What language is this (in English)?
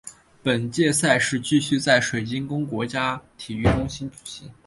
Chinese